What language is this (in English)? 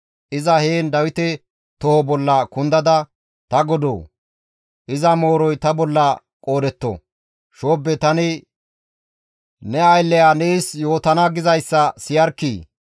Gamo